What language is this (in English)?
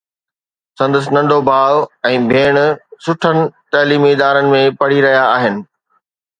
Sindhi